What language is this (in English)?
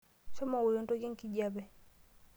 Masai